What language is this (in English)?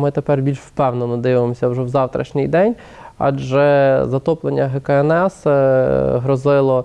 Ukrainian